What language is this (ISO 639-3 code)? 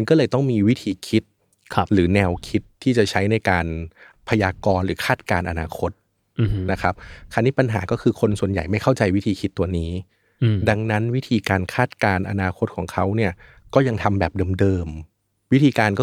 tha